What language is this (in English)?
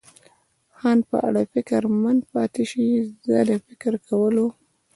Pashto